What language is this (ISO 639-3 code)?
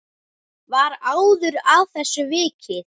isl